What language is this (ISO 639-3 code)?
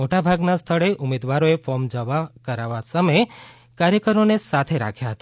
guj